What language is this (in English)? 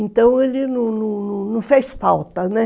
Portuguese